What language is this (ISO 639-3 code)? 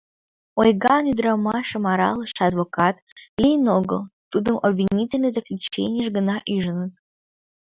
chm